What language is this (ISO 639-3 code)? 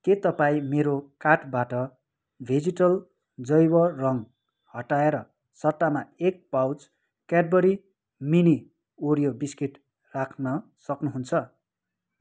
nep